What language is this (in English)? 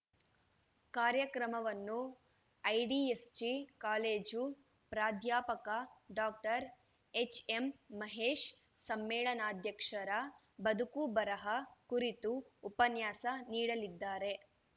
Kannada